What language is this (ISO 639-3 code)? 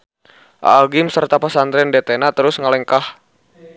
sun